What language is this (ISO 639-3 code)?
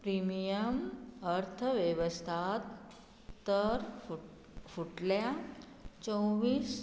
kok